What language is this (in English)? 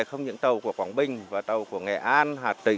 Vietnamese